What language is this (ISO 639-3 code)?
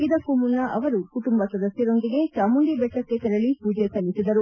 kan